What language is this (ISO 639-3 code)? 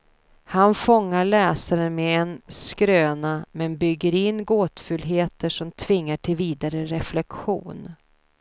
swe